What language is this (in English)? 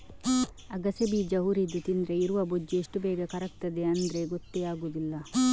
Kannada